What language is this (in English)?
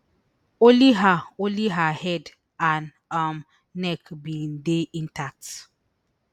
Nigerian Pidgin